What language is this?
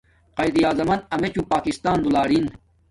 Domaaki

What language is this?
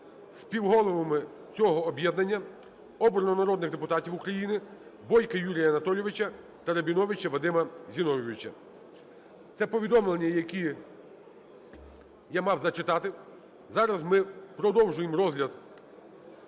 Ukrainian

